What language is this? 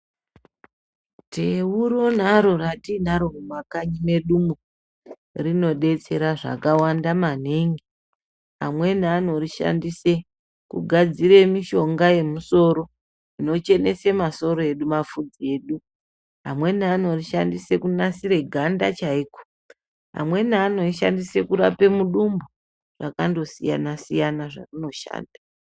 Ndau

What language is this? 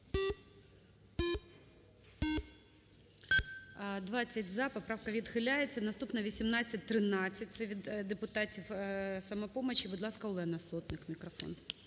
Ukrainian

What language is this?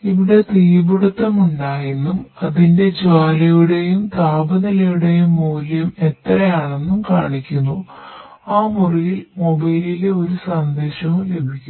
Malayalam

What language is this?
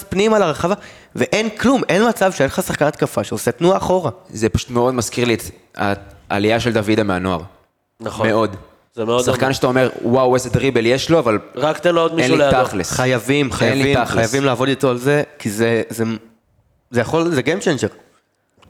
Hebrew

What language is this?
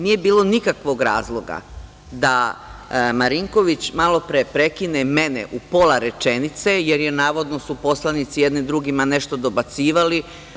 Serbian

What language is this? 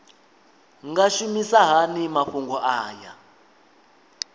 Venda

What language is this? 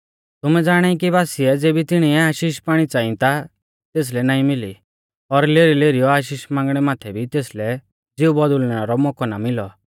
Mahasu Pahari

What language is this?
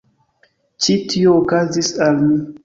Esperanto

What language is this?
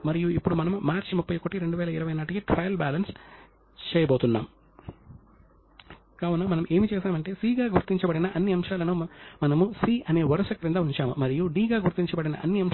Telugu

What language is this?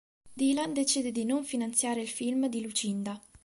Italian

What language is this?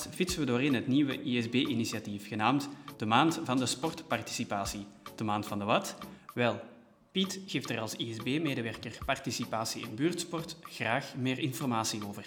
Dutch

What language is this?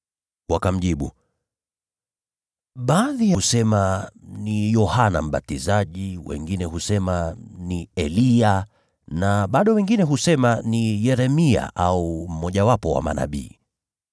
Swahili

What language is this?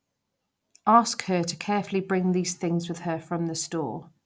English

